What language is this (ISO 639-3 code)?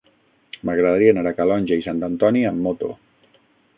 cat